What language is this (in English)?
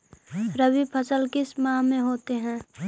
Magahi